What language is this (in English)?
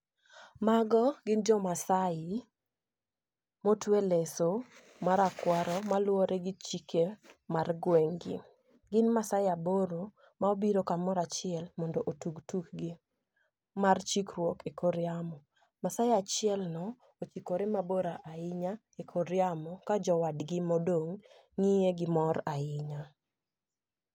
Luo (Kenya and Tanzania)